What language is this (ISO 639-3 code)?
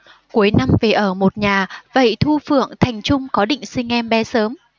vie